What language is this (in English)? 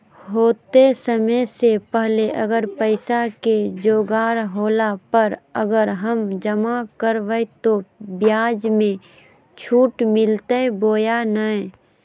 Magahi